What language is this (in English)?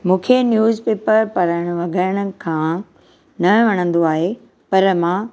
Sindhi